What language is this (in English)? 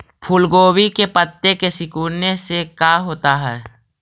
Magahi